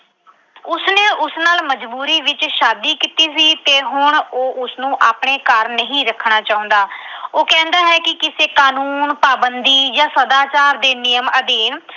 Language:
Punjabi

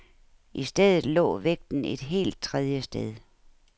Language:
Danish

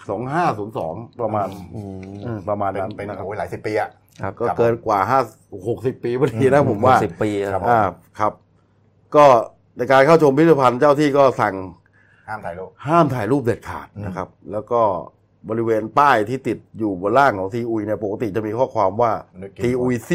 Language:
Thai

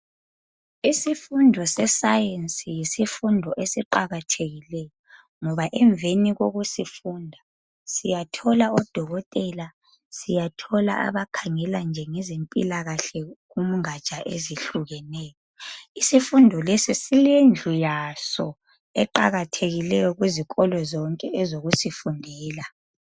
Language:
North Ndebele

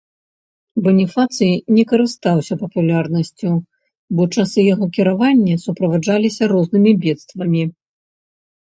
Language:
Belarusian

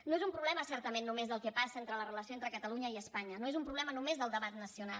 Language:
Catalan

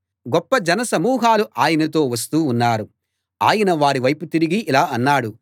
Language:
Telugu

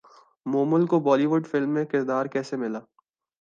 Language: Urdu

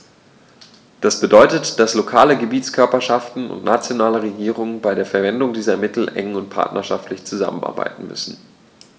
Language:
German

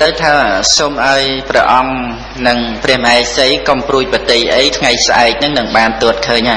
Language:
Khmer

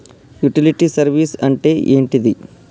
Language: Telugu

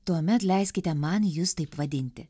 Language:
Lithuanian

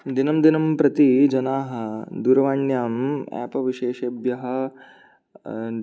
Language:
Sanskrit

